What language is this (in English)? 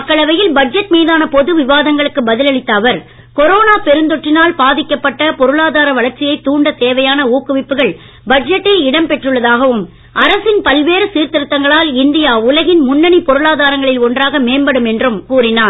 Tamil